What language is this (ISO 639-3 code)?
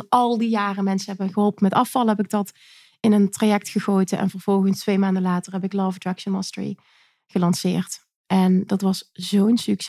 nld